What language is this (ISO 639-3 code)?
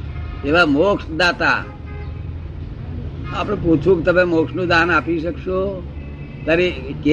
guj